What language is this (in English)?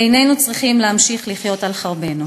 Hebrew